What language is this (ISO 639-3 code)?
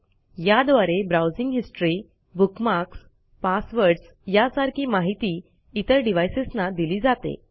mar